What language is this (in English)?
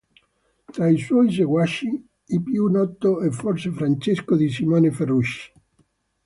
Italian